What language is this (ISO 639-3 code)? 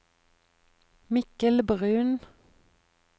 nor